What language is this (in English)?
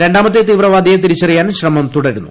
Malayalam